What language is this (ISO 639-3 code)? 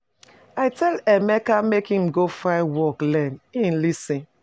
pcm